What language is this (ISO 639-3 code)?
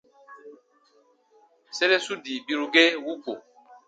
bba